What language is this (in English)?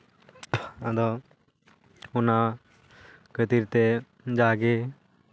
Santali